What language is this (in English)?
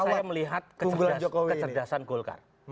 Indonesian